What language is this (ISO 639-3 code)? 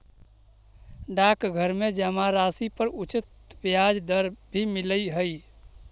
mag